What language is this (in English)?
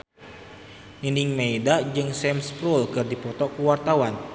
Sundanese